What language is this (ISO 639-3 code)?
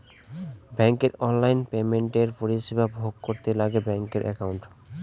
ben